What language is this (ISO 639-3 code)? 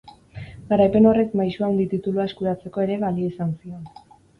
eus